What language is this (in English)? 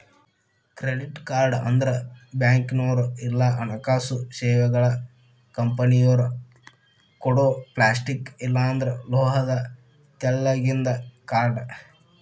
Kannada